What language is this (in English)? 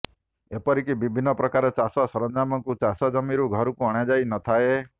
Odia